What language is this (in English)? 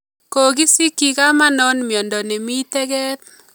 Kalenjin